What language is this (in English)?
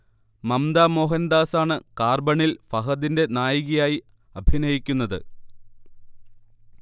Malayalam